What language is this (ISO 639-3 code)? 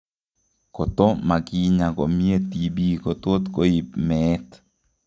kln